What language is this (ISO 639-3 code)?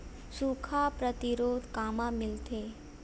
hne